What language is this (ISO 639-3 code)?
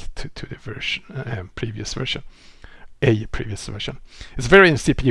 eng